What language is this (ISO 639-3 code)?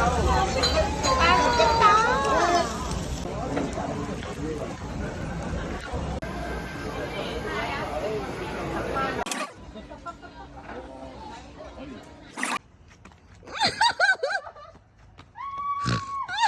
kor